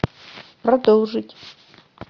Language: Russian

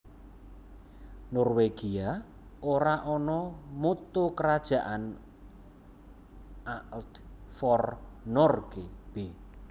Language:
Javanese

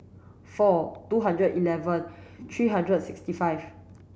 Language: English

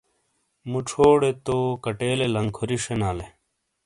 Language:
Shina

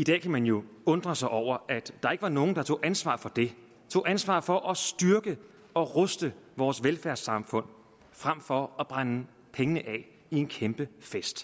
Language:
Danish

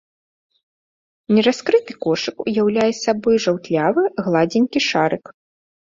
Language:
Belarusian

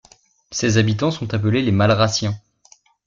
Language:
French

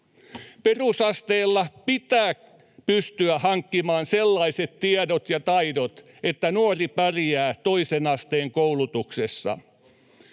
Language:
Finnish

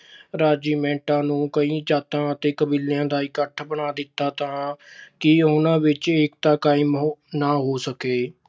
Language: Punjabi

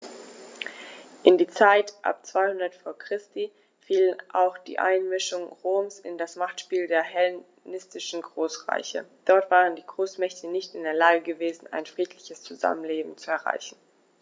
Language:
German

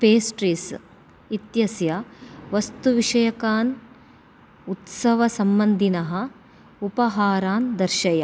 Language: Sanskrit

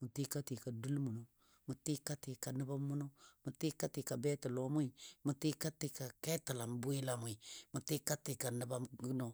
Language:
Dadiya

